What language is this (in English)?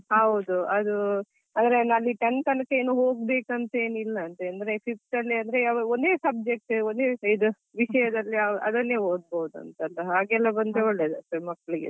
Kannada